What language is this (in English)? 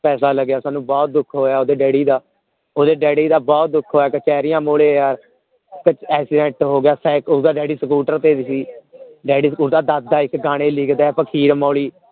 Punjabi